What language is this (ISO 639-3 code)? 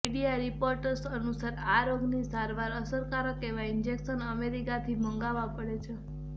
guj